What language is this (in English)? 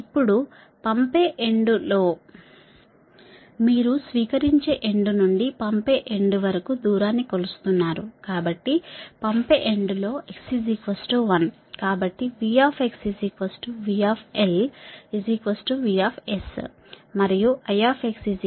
Telugu